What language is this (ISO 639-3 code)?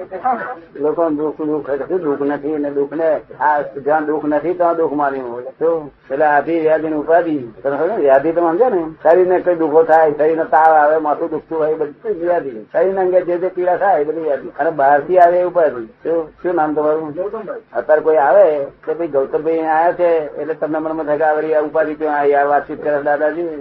guj